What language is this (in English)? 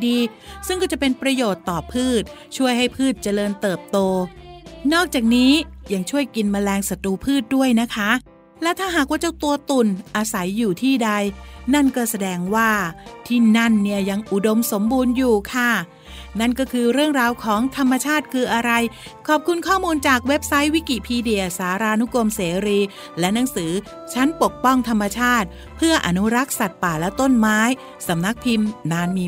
Thai